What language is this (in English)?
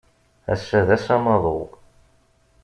Kabyle